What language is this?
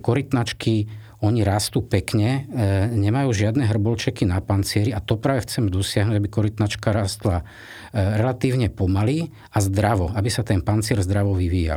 Slovak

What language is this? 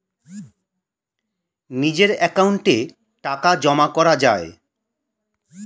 Bangla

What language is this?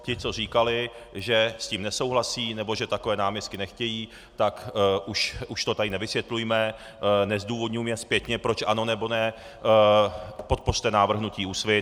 Czech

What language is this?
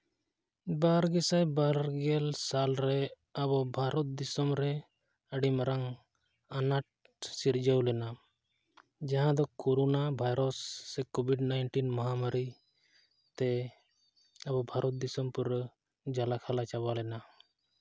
Santali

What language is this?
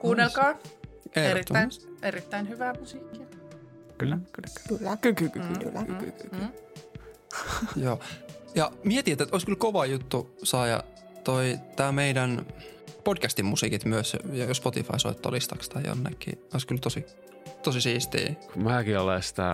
Finnish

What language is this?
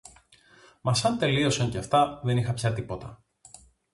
Greek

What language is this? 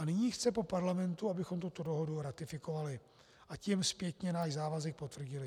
Czech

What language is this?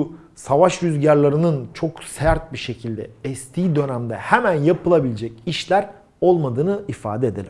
Turkish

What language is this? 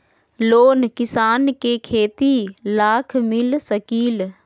Magahi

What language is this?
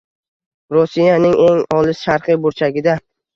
Uzbek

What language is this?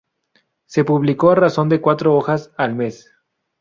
Spanish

